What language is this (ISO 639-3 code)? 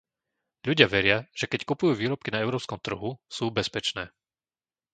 slk